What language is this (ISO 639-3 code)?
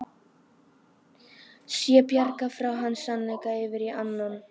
isl